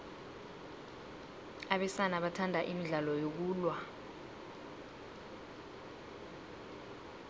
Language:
South Ndebele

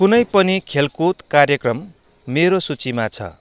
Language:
Nepali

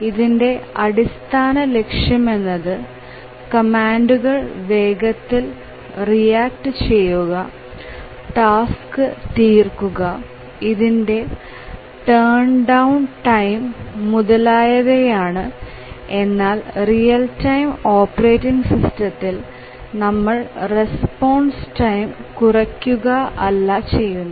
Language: Malayalam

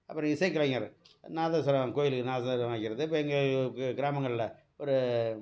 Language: Tamil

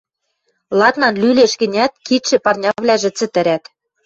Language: Western Mari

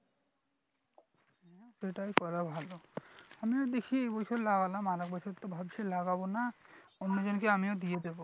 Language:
Bangla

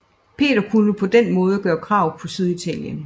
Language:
Danish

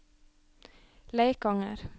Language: Norwegian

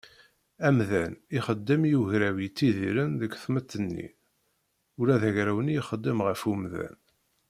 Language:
Kabyle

